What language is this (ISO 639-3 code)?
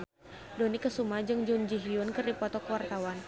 sun